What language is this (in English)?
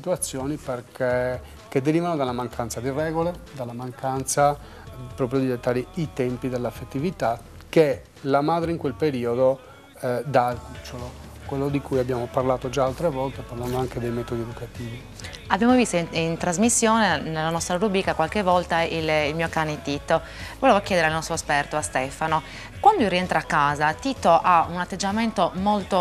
Italian